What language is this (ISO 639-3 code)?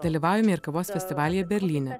lit